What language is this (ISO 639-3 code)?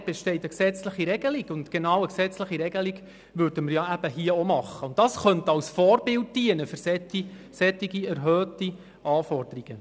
gsw